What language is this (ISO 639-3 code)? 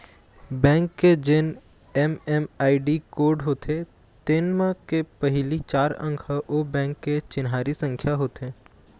hne